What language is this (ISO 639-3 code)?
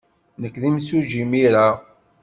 kab